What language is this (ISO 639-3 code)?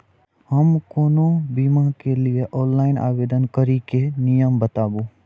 mai